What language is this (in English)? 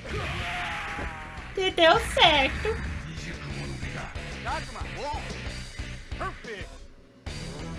Portuguese